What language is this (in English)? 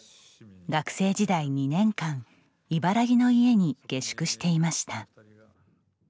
Japanese